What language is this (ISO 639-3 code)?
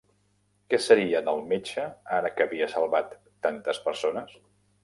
cat